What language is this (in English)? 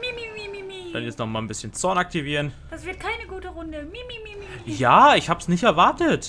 German